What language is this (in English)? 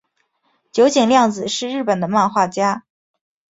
Chinese